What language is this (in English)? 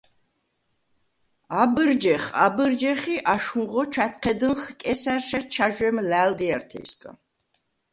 Svan